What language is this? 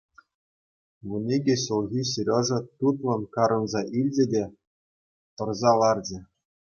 Chuvash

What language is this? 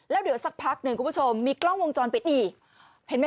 Thai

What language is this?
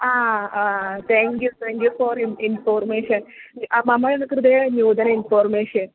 Sanskrit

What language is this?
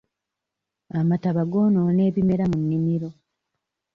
Ganda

